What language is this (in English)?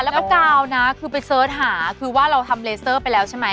Thai